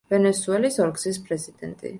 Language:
Georgian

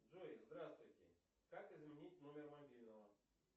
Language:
Russian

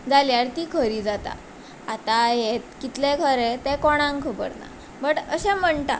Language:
Konkani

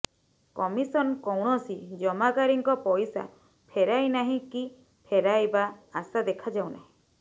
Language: Odia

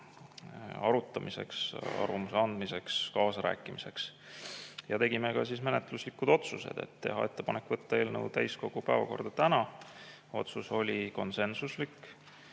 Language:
Estonian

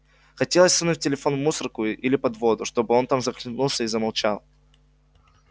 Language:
Russian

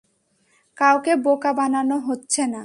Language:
Bangla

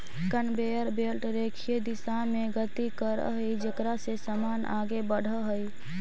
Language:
Magahi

